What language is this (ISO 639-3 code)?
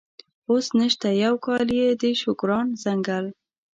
pus